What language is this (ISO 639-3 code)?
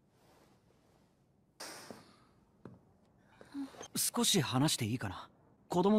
jpn